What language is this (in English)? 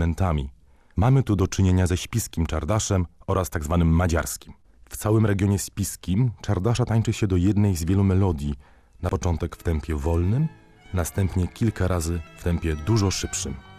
Polish